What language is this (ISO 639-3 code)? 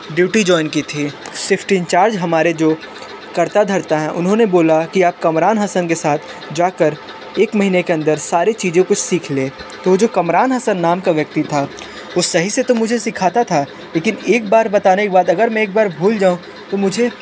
hin